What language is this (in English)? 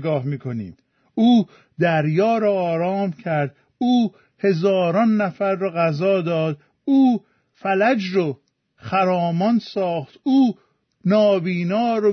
Persian